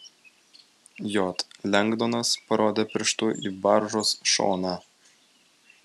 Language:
Lithuanian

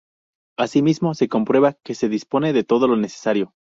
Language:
Spanish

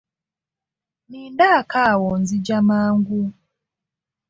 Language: Ganda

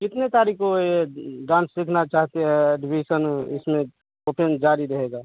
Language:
Hindi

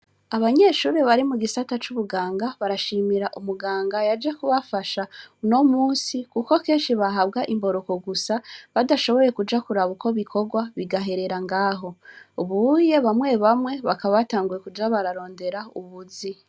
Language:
Rundi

